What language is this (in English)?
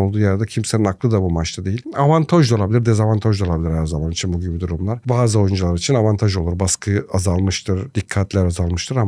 Turkish